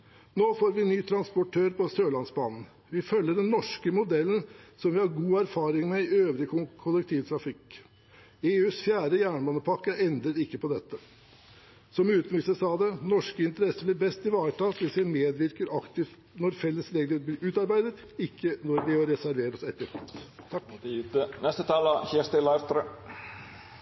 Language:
Norwegian Bokmål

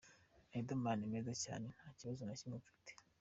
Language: Kinyarwanda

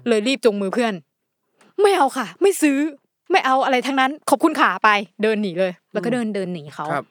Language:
Thai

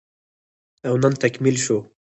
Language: Pashto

